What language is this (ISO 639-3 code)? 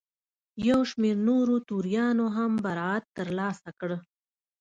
pus